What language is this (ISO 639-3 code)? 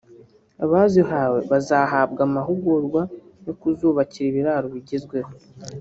kin